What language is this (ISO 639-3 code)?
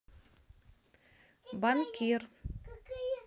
rus